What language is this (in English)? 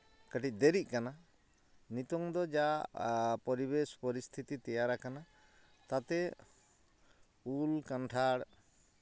Santali